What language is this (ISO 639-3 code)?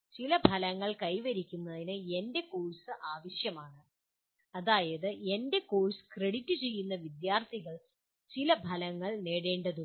mal